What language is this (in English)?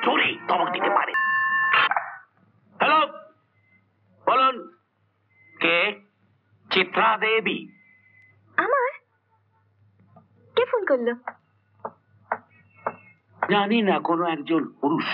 Bangla